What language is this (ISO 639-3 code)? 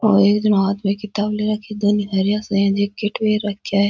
raj